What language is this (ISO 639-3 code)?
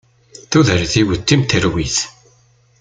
kab